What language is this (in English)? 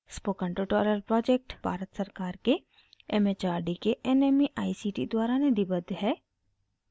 Hindi